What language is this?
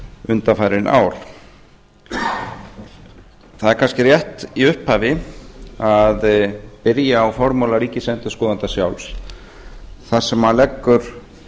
Icelandic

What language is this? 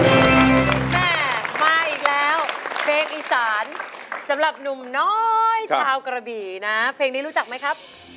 Thai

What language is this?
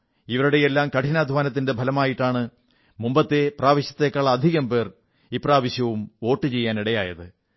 Malayalam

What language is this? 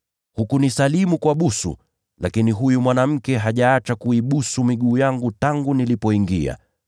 Swahili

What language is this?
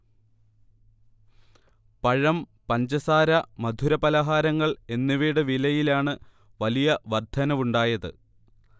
Malayalam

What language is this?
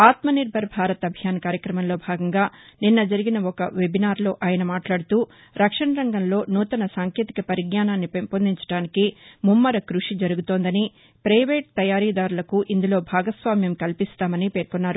Telugu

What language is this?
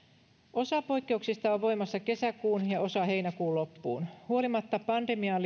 Finnish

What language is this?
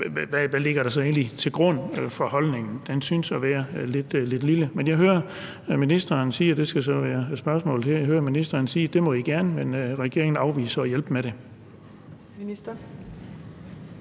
Danish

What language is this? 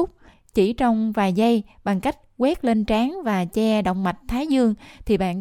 Vietnamese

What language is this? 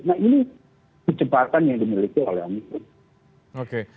Indonesian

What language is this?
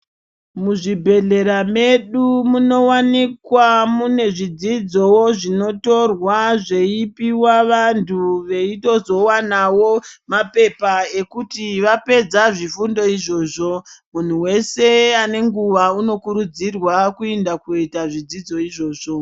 Ndau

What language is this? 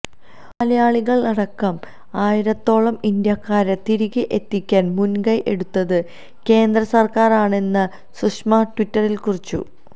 Malayalam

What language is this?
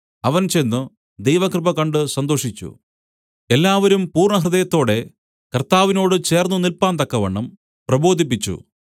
Malayalam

